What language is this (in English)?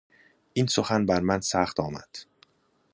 Persian